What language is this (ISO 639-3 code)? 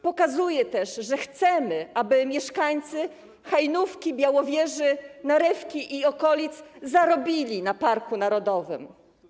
pol